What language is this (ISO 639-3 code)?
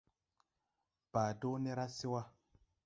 tui